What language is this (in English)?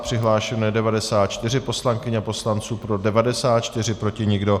Czech